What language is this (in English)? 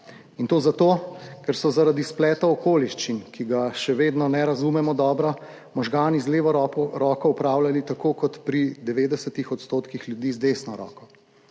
Slovenian